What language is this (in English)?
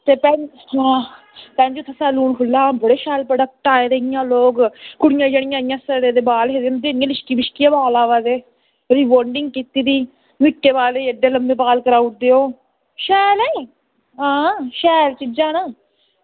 Dogri